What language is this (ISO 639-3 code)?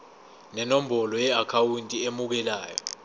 zul